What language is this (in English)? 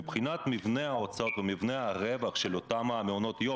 Hebrew